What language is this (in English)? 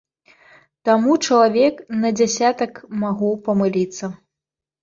Belarusian